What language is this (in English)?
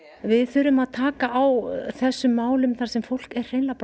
Icelandic